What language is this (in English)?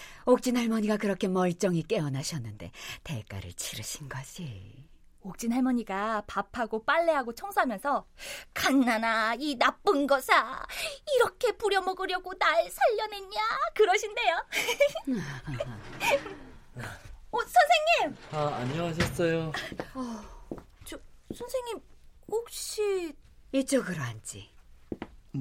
Korean